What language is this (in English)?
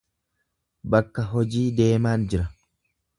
Oromo